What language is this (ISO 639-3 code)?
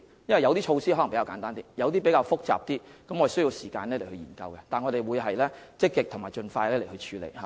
yue